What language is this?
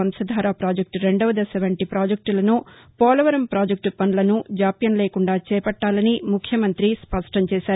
Telugu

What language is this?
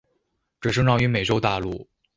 Chinese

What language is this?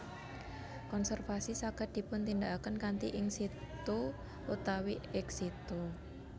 Javanese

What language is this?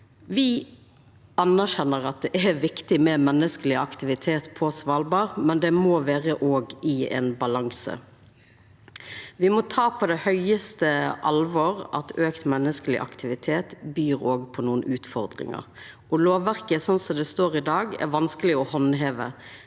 Norwegian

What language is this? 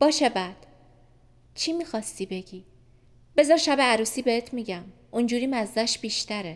Persian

